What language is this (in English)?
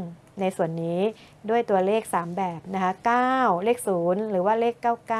Thai